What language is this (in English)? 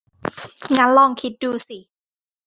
Thai